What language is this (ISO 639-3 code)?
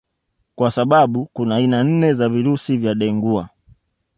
swa